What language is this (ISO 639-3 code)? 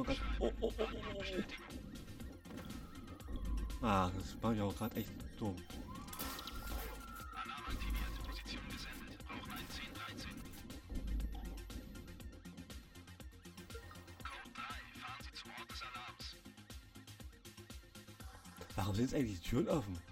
deu